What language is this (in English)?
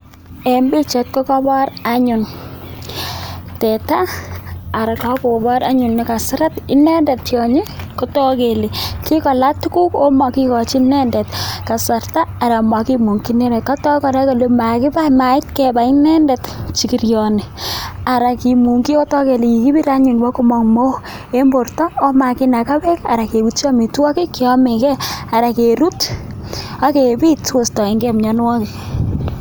Kalenjin